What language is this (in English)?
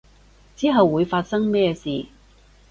Cantonese